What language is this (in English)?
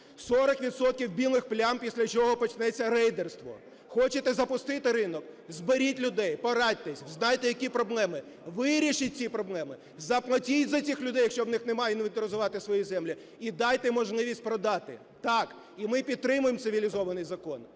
Ukrainian